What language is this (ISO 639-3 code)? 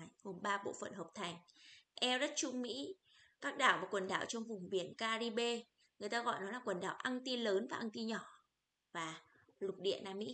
vie